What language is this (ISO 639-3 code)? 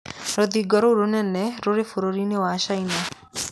kik